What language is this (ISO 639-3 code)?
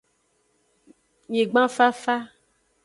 ajg